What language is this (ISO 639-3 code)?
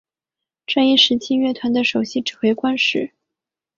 zho